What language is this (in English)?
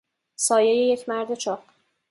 Persian